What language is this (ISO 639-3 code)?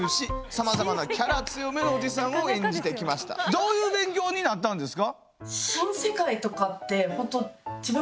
jpn